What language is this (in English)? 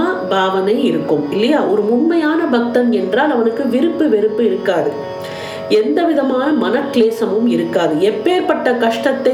Tamil